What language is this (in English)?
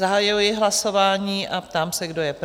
Czech